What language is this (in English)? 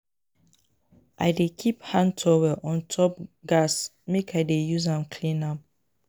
Nigerian Pidgin